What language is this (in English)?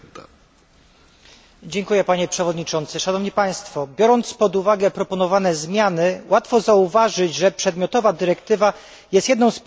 Polish